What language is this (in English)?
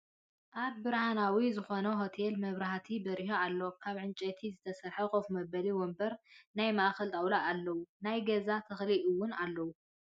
Tigrinya